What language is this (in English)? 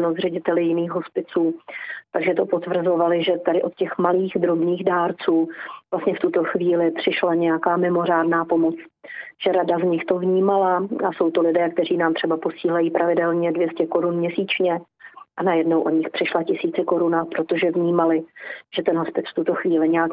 Czech